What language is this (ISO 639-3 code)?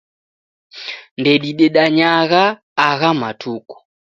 dav